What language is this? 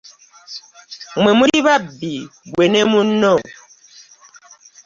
Ganda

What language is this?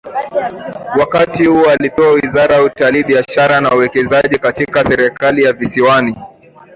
Swahili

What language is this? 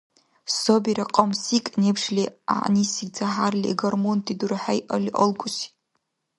Dargwa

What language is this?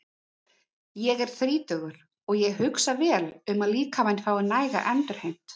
Icelandic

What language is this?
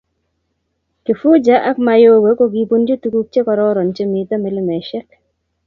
Kalenjin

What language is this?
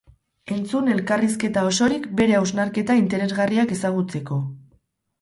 Basque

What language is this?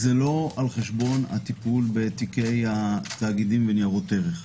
Hebrew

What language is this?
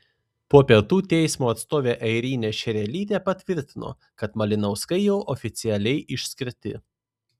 Lithuanian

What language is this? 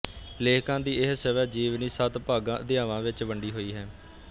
Punjabi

